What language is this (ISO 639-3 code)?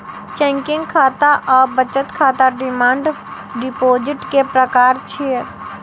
mai